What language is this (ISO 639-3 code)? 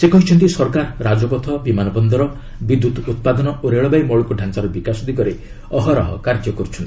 ori